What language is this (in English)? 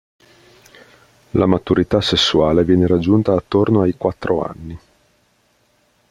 Italian